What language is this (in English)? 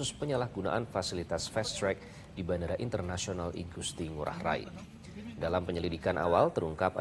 Indonesian